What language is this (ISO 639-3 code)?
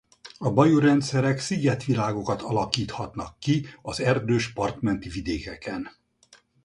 hun